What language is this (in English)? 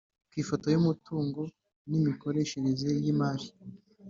Kinyarwanda